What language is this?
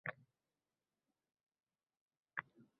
Uzbek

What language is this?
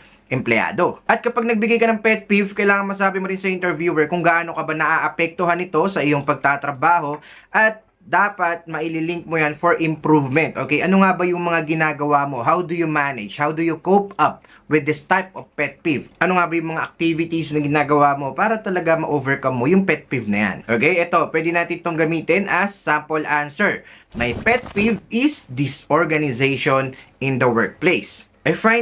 Filipino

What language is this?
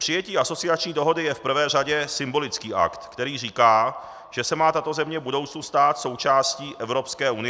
Czech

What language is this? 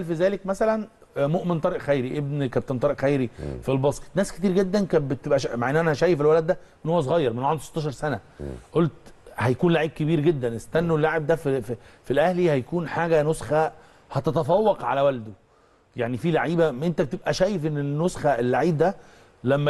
Arabic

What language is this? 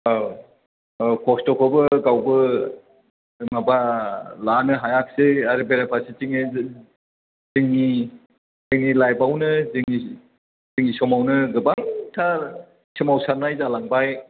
Bodo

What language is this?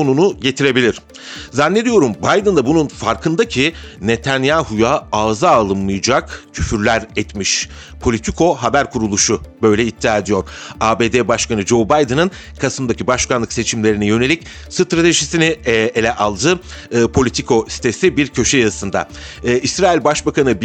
Turkish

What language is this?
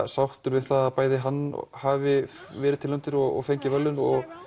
Icelandic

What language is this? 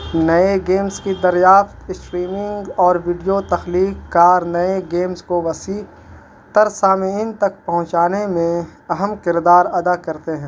Urdu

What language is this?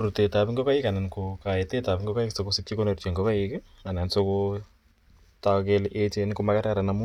Kalenjin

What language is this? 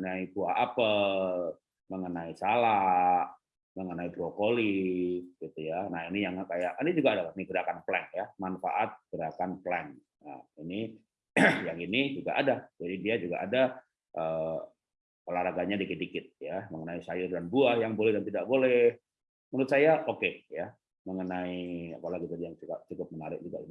Indonesian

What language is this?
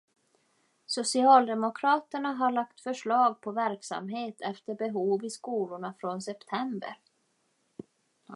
Swedish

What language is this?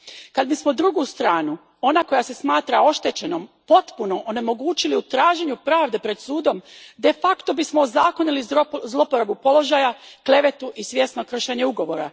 Croatian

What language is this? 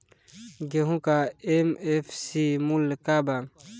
Bhojpuri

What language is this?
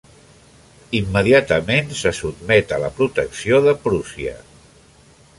Catalan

